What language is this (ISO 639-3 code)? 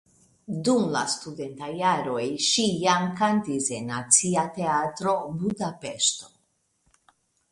epo